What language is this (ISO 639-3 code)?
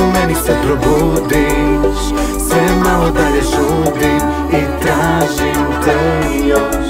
ces